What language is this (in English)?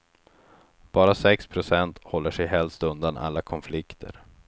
Swedish